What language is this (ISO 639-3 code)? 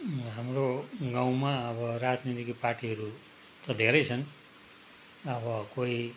nep